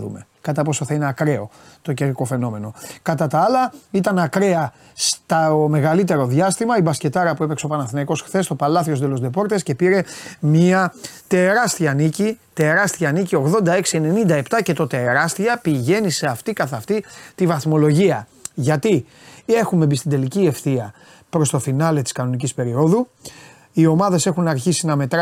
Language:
Greek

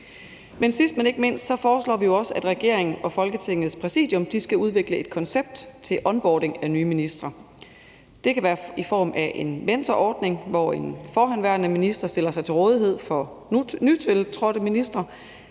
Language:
Danish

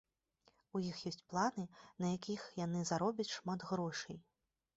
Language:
Belarusian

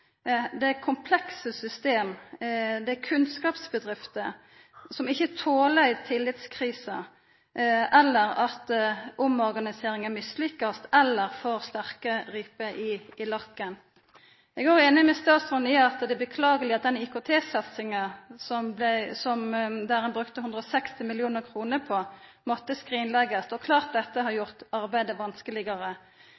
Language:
Norwegian Nynorsk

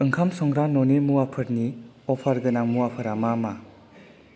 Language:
Bodo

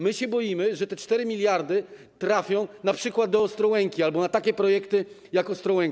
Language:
Polish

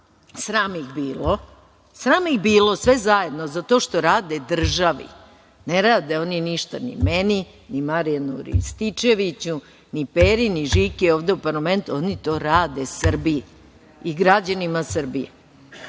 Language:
Serbian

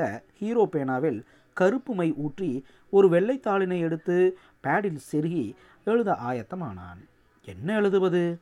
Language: Tamil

